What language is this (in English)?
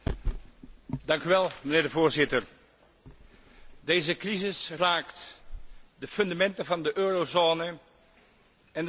Dutch